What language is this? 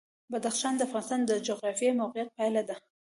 Pashto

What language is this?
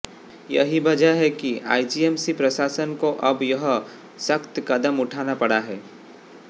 Hindi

